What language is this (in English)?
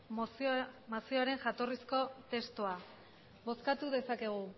Basque